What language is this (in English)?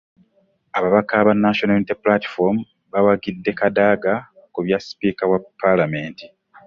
Ganda